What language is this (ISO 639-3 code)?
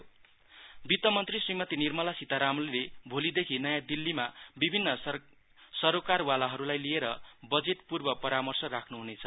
nep